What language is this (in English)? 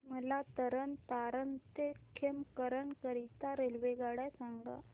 Marathi